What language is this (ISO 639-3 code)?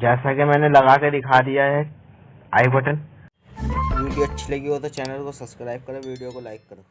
hin